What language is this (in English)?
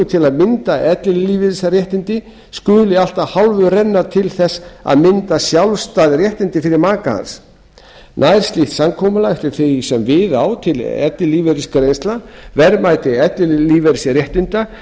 Icelandic